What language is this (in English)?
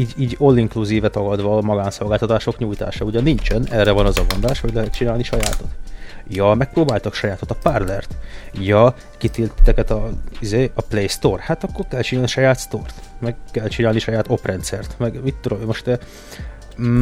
Hungarian